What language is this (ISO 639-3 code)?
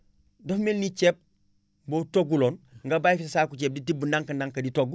wol